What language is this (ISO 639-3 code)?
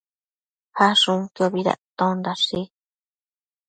mcf